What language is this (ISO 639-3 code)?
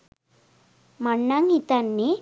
sin